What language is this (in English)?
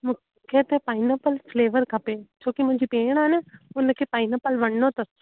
Sindhi